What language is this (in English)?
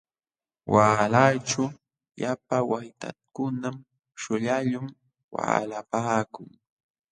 Jauja Wanca Quechua